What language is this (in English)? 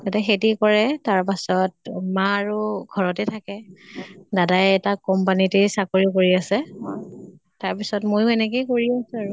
Assamese